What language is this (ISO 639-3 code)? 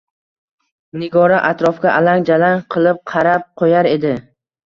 uzb